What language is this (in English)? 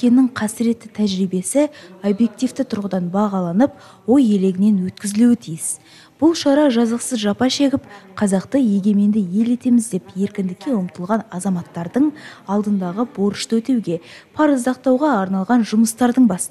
Turkish